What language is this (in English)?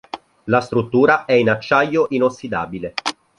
Italian